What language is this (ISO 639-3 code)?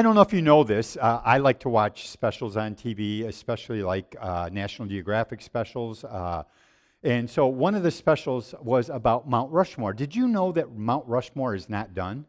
eng